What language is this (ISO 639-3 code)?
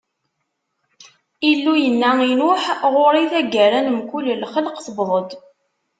kab